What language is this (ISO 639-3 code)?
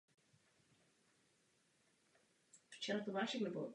ces